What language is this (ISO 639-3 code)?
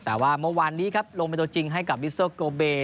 tha